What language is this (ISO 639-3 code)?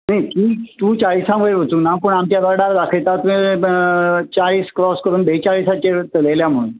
kok